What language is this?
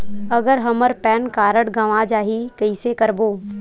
Chhattisgarhi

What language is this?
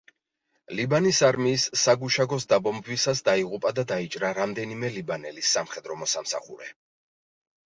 Georgian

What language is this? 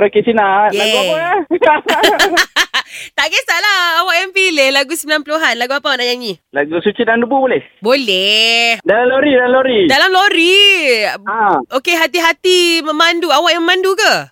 Malay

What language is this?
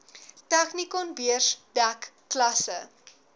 Afrikaans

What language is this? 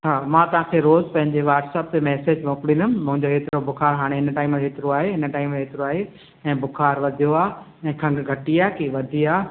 Sindhi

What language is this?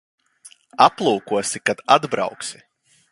Latvian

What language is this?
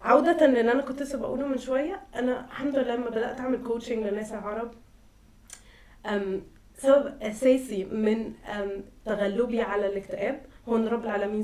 Arabic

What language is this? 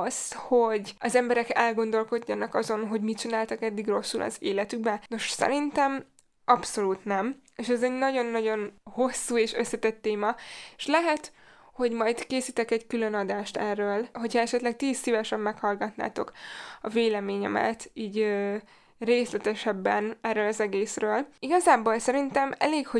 Hungarian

